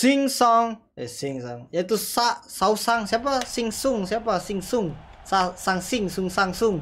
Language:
Indonesian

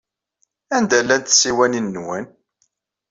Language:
Kabyle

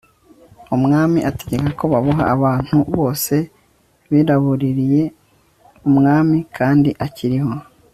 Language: Kinyarwanda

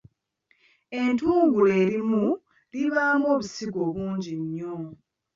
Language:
Ganda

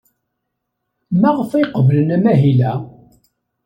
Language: Kabyle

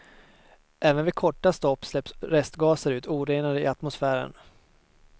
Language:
Swedish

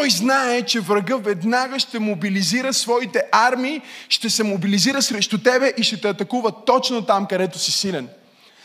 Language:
Bulgarian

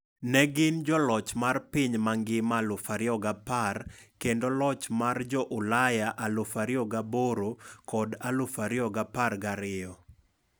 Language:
Luo (Kenya and Tanzania)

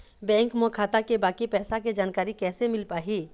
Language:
Chhattisgarhi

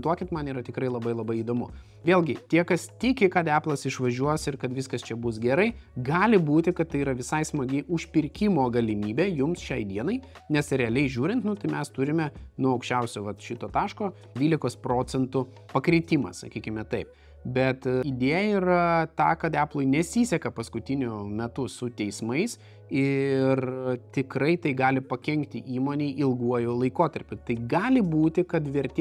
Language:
Lithuanian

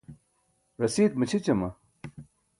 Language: Burushaski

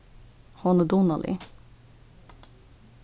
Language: Faroese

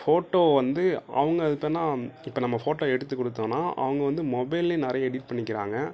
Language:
Tamil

